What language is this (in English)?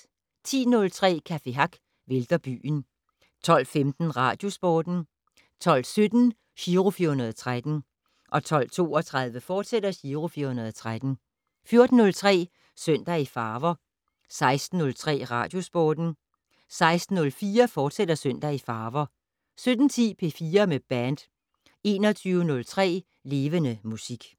Danish